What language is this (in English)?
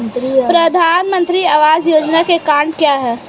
Hindi